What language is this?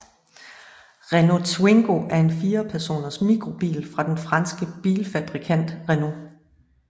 Danish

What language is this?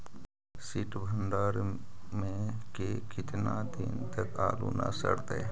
Magahi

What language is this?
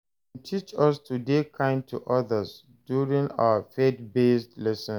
Nigerian Pidgin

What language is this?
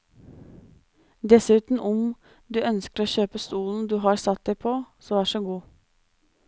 Norwegian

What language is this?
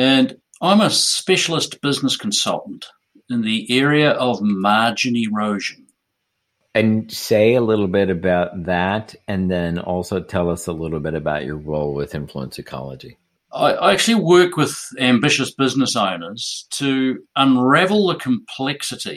English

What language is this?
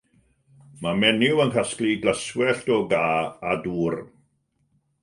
Welsh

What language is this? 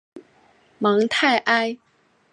Chinese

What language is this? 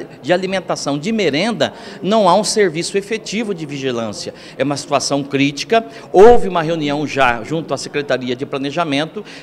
Portuguese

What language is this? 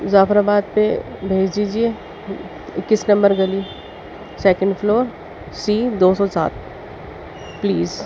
Urdu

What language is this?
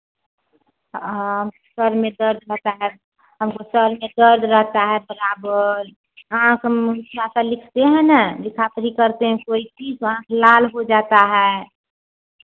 Hindi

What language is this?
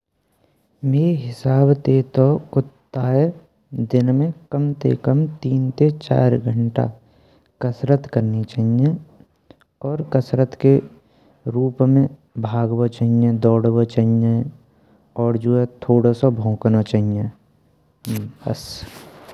Braj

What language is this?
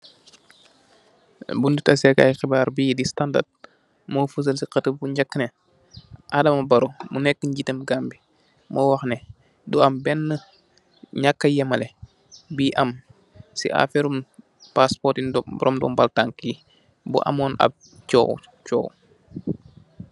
Wolof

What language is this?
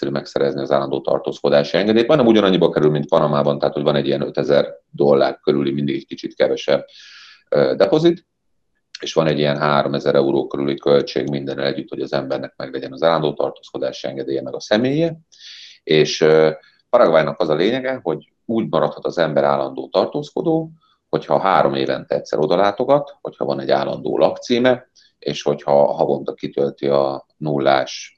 Hungarian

